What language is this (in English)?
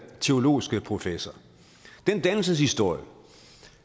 Danish